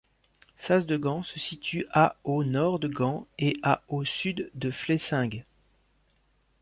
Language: French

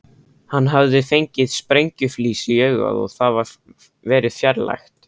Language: Icelandic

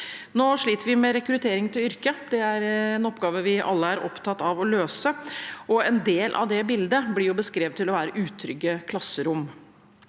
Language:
Norwegian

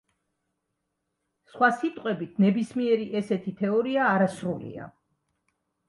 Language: Georgian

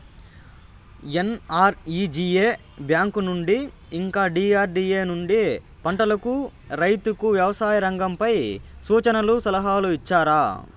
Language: Telugu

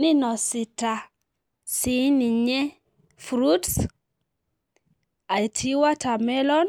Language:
Masai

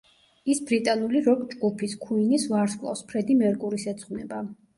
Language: Georgian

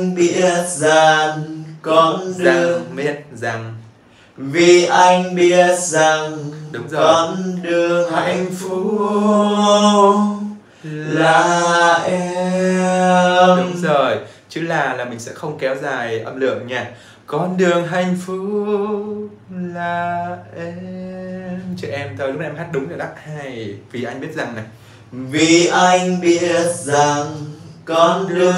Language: Vietnamese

